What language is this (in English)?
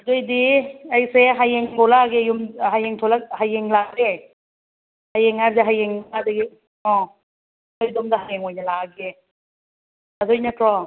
Manipuri